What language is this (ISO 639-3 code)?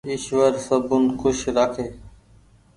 gig